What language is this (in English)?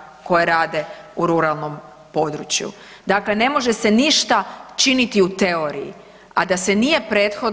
Croatian